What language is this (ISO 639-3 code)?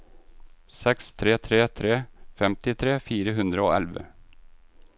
nor